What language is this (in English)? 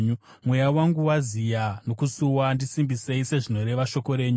Shona